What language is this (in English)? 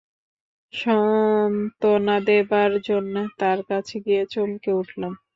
Bangla